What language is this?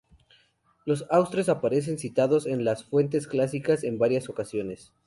Spanish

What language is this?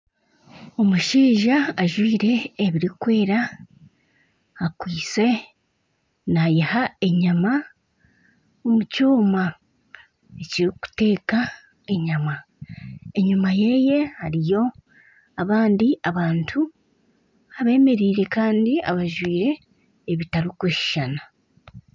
Nyankole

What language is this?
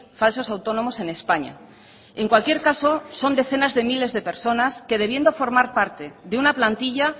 Spanish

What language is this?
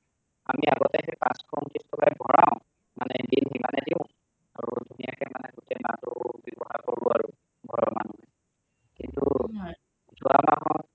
Assamese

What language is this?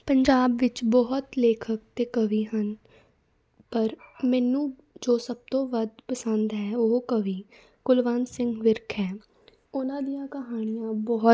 Punjabi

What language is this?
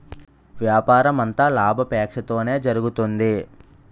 Telugu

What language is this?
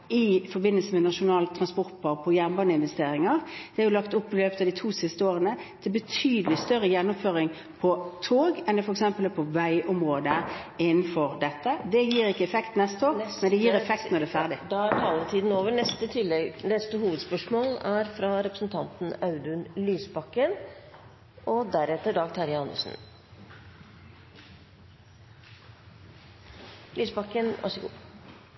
Norwegian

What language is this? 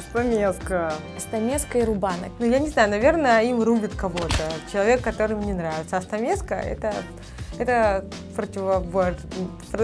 Russian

